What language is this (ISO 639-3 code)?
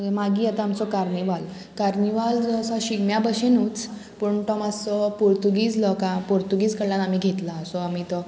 kok